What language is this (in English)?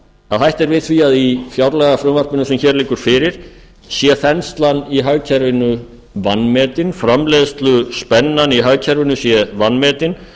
Icelandic